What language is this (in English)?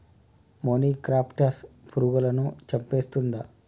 Telugu